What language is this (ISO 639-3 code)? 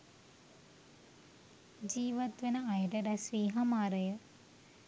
sin